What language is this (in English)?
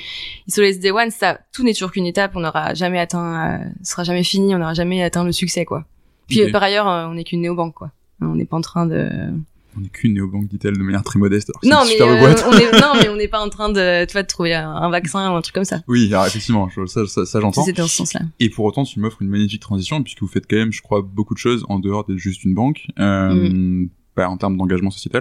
French